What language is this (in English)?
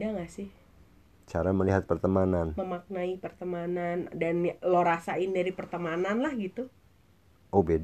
Indonesian